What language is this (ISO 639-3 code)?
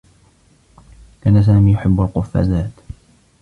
ara